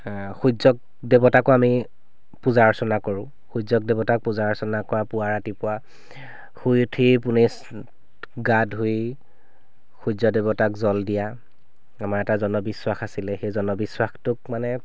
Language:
Assamese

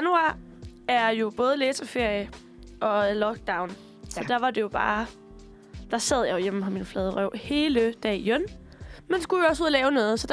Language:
Danish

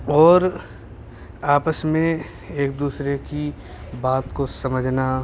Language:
Urdu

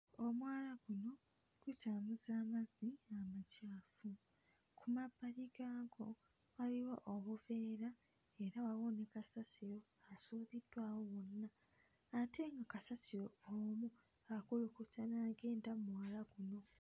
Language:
Ganda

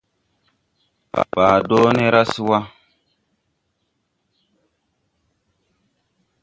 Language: Tupuri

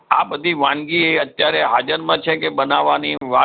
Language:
Gujarati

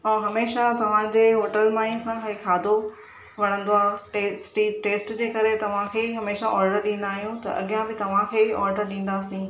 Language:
Sindhi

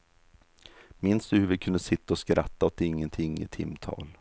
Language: Swedish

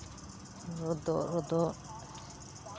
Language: Santali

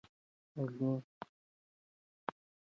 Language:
Pashto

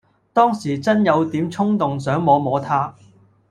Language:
Cantonese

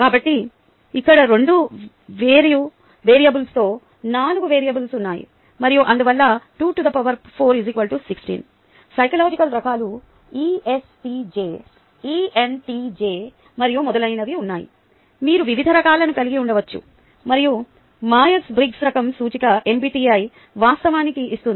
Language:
Telugu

